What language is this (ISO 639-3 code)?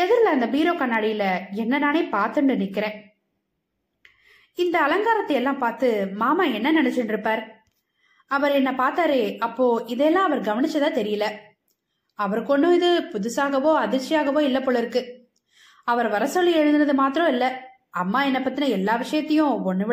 tam